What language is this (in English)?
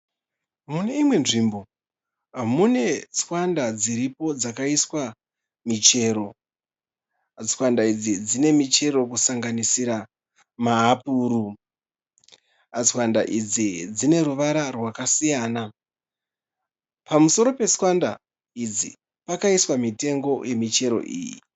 Shona